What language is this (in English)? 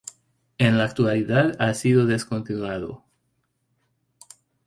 Spanish